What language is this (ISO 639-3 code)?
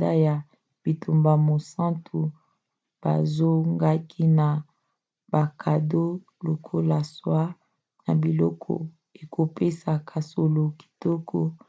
lin